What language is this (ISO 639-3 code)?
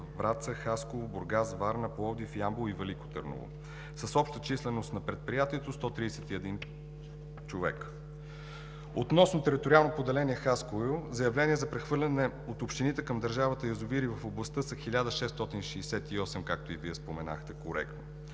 bul